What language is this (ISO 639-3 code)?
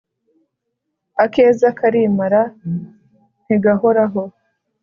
kin